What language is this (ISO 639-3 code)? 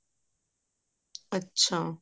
pan